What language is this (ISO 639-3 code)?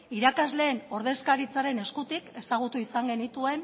eus